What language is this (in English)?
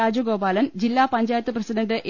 Malayalam